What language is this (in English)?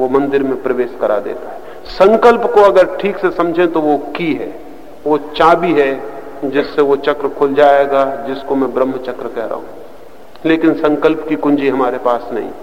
Hindi